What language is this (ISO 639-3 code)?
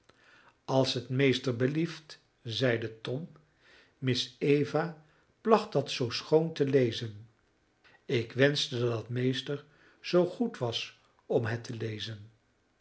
nld